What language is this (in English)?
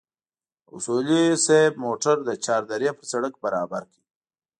Pashto